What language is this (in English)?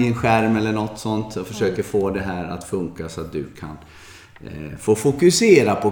Swedish